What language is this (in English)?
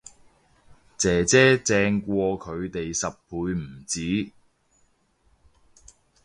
Cantonese